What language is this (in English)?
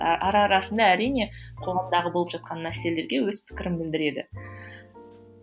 Kazakh